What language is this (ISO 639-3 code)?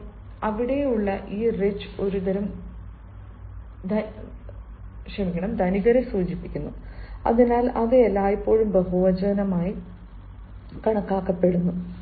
mal